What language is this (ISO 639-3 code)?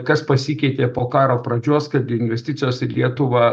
lit